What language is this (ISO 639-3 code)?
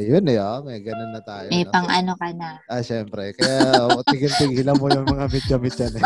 fil